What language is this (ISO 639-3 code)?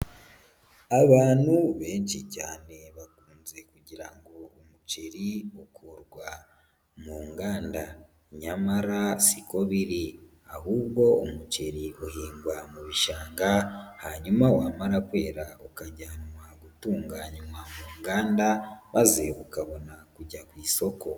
kin